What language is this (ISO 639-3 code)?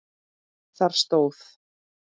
isl